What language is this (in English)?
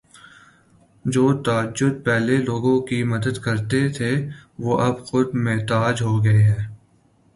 Urdu